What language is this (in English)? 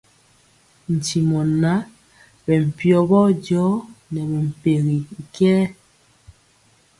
Mpiemo